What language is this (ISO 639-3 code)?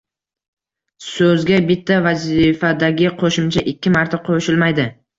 uzb